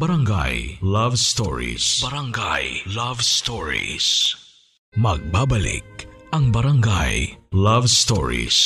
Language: Filipino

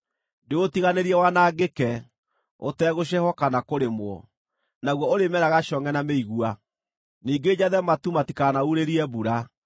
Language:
Kikuyu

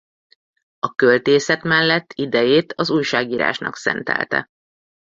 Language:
Hungarian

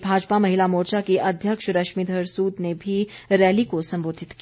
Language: Hindi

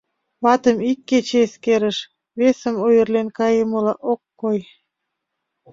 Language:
Mari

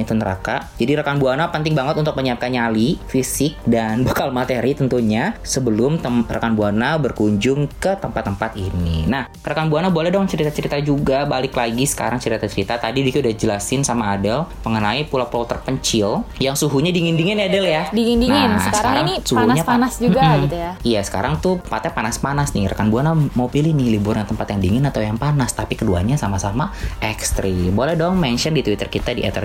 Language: Indonesian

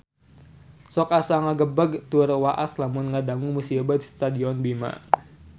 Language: Sundanese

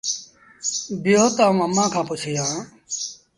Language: Sindhi Bhil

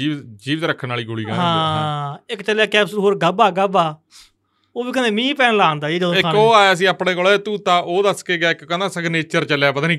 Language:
Punjabi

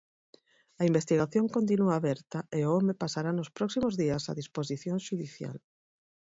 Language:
Galician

